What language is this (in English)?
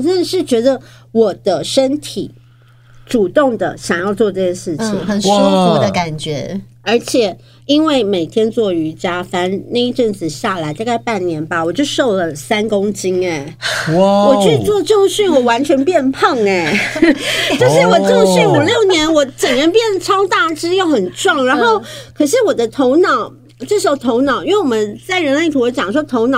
Chinese